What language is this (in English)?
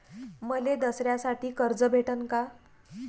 Marathi